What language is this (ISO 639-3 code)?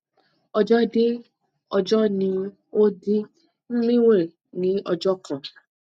yor